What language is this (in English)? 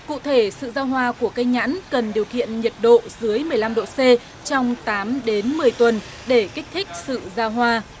Vietnamese